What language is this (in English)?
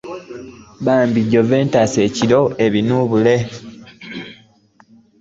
Ganda